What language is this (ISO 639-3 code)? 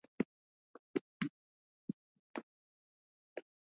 swa